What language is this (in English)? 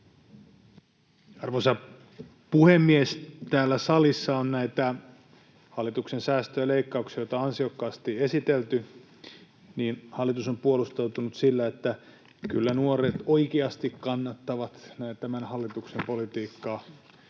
Finnish